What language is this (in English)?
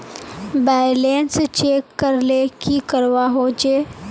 Magahi